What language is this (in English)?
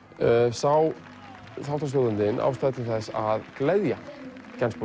Icelandic